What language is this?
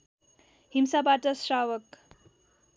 Nepali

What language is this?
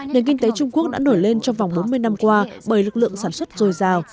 Vietnamese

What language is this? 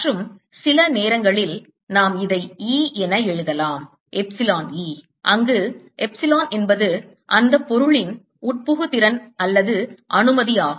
Tamil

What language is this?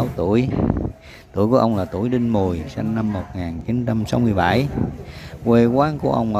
Vietnamese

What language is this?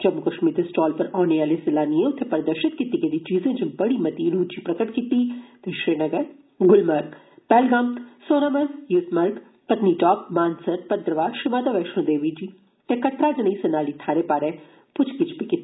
Dogri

